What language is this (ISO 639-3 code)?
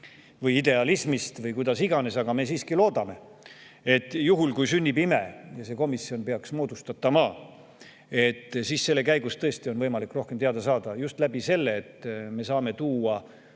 est